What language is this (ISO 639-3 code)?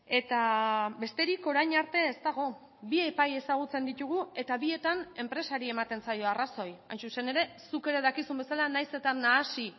eus